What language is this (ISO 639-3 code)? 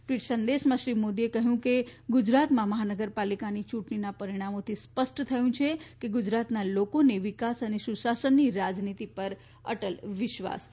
guj